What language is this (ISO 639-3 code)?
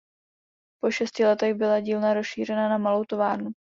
ces